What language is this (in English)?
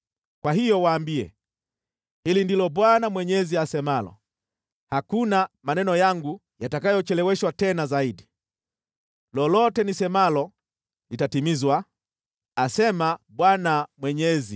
Swahili